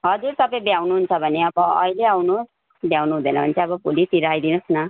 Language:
Nepali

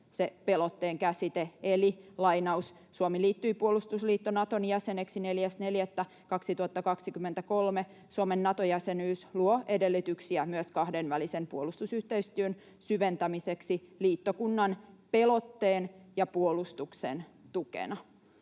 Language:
Finnish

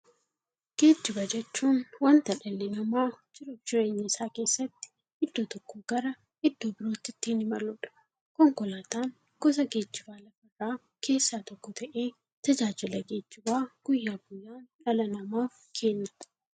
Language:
Oromo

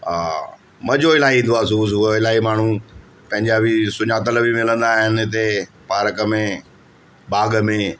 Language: Sindhi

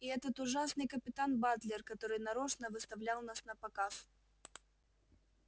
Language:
Russian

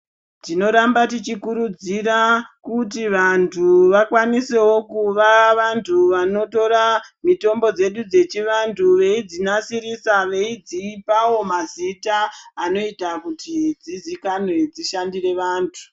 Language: Ndau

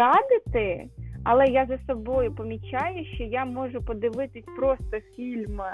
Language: Ukrainian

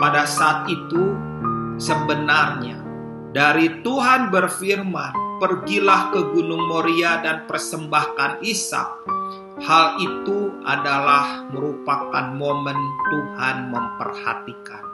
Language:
Indonesian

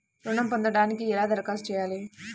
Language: Telugu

